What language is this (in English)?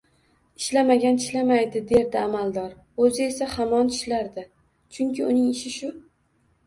Uzbek